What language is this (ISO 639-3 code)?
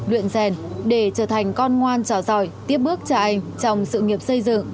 vie